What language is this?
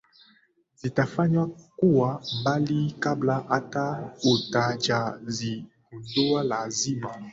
Swahili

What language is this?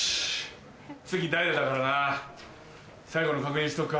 Japanese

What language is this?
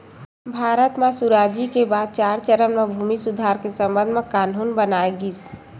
Chhattisgarhi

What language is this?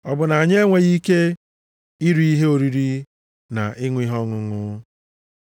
Igbo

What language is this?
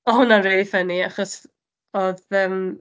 Welsh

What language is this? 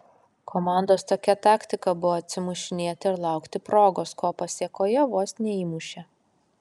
Lithuanian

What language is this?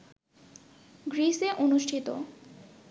Bangla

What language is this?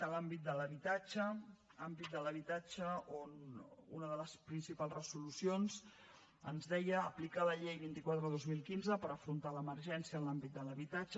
Catalan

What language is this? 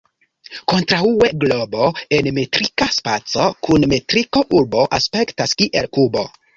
Esperanto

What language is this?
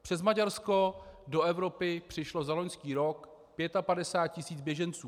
Czech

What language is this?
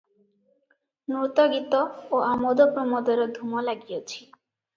Odia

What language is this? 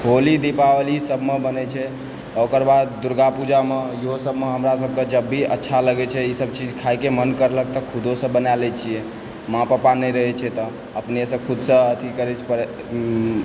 Maithili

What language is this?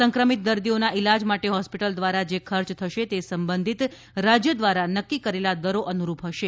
Gujarati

